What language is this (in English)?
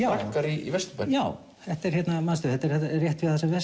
Icelandic